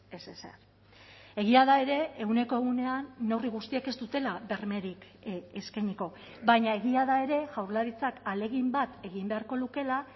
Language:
Basque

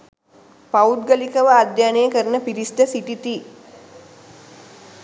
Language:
Sinhala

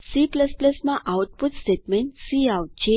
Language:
Gujarati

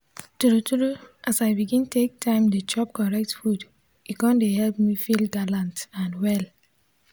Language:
Nigerian Pidgin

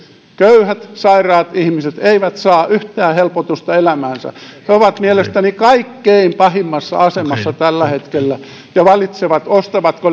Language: Finnish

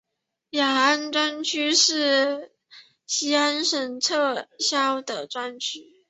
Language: Chinese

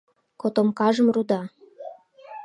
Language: Mari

